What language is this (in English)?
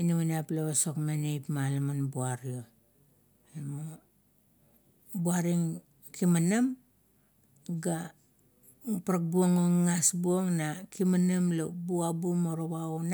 Kuot